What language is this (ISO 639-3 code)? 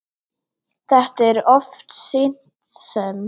isl